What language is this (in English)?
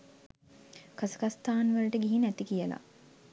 Sinhala